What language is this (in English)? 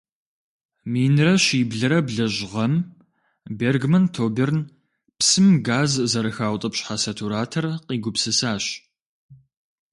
Kabardian